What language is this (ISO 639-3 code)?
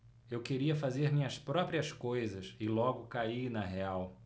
por